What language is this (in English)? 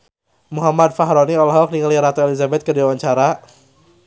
Sundanese